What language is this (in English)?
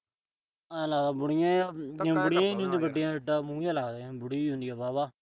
Punjabi